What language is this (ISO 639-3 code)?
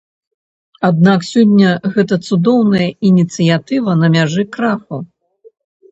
bel